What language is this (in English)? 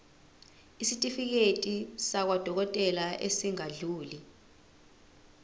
Zulu